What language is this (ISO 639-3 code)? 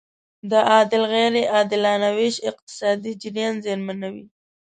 pus